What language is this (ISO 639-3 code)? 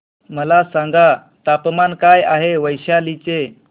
mar